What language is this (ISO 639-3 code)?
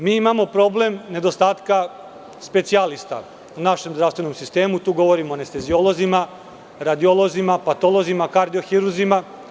srp